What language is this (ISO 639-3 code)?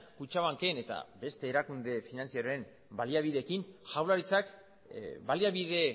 eus